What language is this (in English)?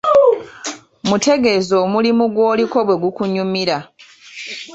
Ganda